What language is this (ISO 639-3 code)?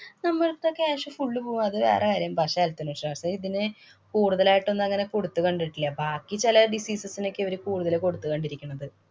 mal